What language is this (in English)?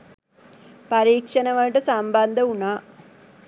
Sinhala